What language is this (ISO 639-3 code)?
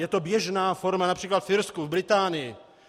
ces